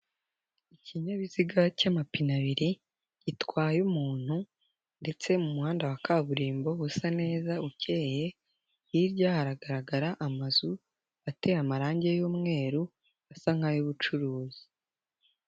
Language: Kinyarwanda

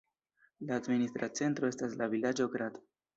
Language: Esperanto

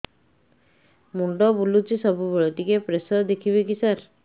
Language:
Odia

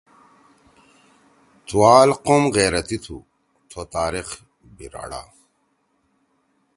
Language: Torwali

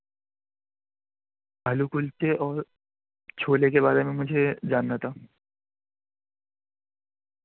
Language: Urdu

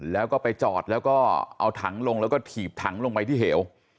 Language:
Thai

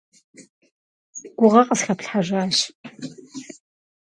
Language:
Kabardian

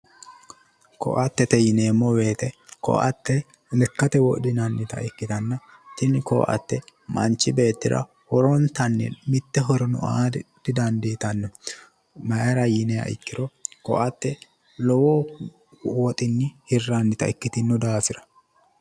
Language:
Sidamo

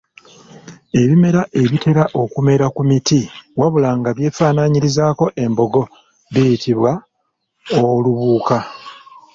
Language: Ganda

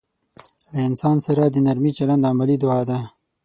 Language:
Pashto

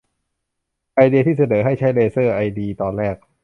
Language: Thai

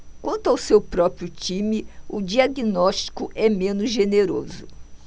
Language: Portuguese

